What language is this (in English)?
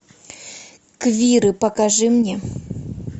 Russian